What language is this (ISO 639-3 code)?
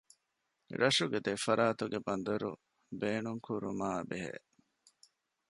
div